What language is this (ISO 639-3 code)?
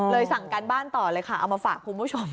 tha